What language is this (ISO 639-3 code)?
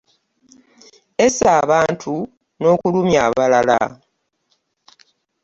lug